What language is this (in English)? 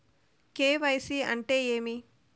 Telugu